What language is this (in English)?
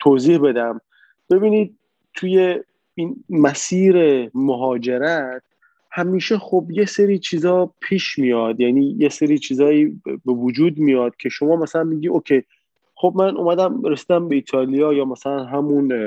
Persian